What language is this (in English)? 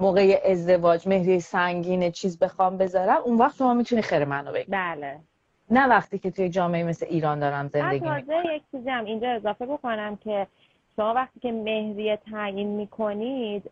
Persian